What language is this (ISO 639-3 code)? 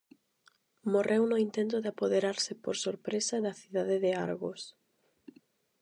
glg